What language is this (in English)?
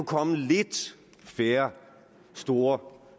Danish